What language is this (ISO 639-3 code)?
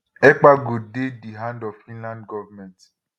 pcm